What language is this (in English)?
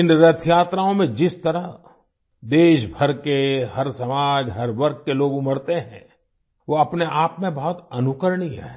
Hindi